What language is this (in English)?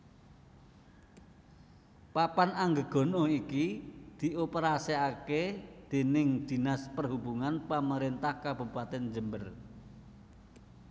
Javanese